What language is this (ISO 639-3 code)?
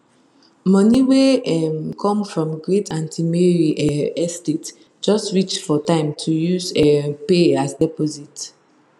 pcm